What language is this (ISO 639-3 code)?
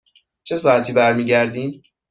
fas